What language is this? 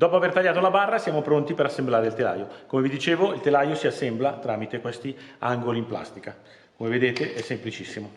Italian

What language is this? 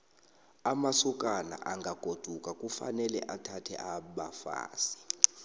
South Ndebele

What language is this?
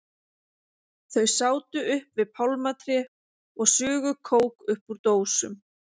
Icelandic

